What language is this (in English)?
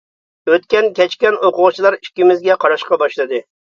Uyghur